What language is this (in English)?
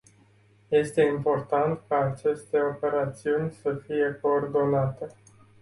Romanian